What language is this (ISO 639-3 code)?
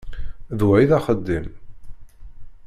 kab